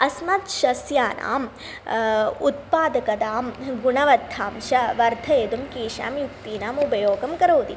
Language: Sanskrit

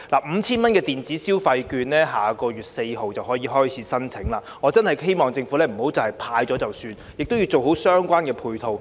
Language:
Cantonese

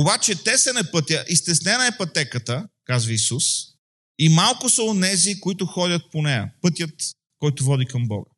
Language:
Bulgarian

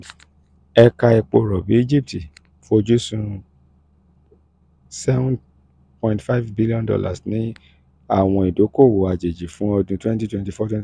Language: Yoruba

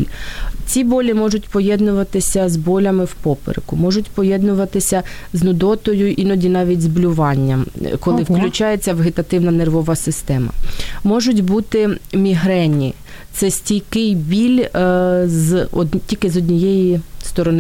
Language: Ukrainian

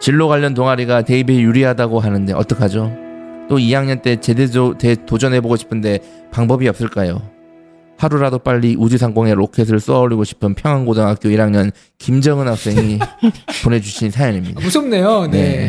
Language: Korean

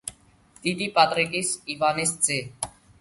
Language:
Georgian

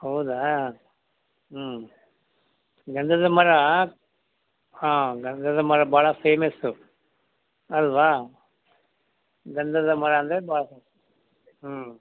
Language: Kannada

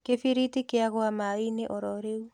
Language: Kikuyu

